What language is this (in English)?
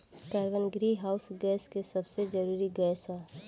Bhojpuri